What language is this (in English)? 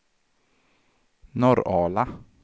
Swedish